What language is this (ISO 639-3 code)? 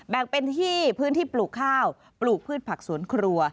tha